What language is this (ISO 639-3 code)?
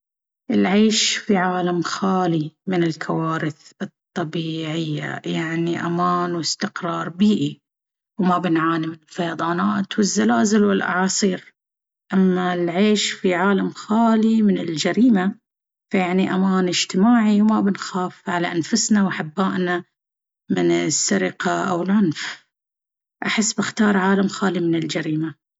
abv